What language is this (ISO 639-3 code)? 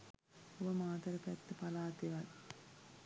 sin